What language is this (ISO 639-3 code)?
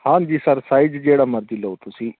pan